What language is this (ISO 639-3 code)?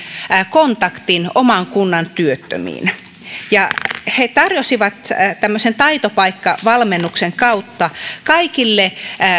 fin